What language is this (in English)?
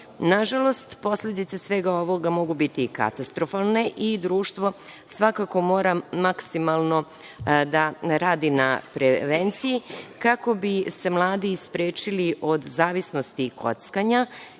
Serbian